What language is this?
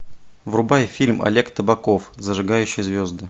Russian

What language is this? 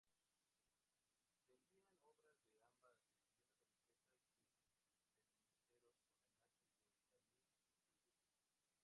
Spanish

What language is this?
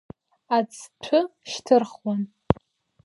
Abkhazian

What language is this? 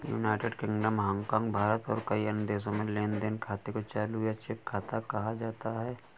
Hindi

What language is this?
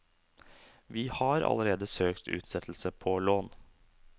Norwegian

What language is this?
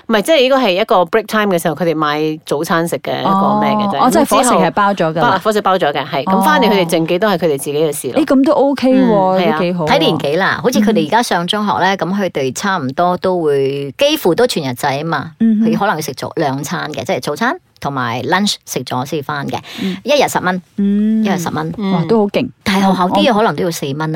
Chinese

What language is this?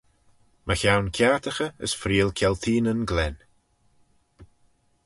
Manx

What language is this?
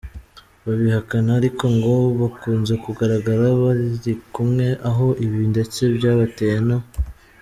Kinyarwanda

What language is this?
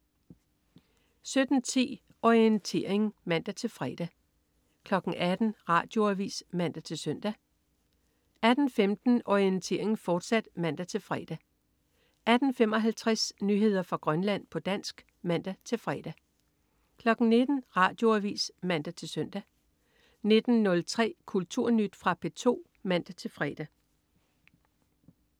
Danish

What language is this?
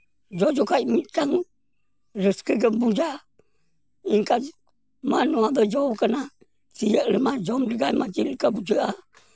Santali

